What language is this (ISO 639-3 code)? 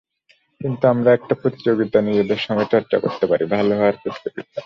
ben